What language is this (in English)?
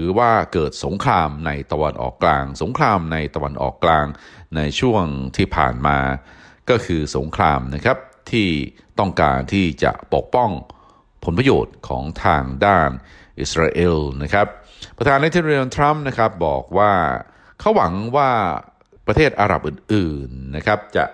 Thai